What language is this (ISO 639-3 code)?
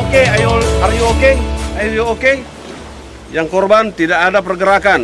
ind